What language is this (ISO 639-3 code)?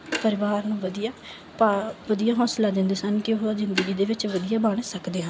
pan